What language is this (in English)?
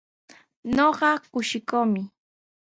Sihuas Ancash Quechua